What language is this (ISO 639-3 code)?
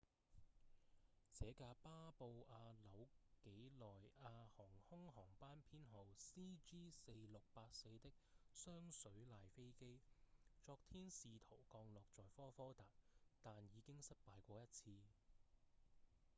yue